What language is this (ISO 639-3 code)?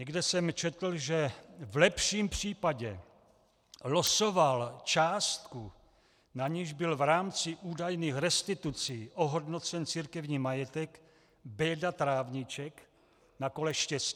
ces